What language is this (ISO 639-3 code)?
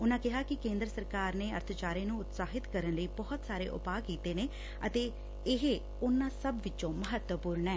pan